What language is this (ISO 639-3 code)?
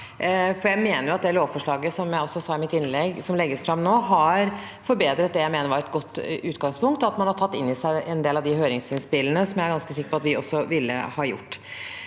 nor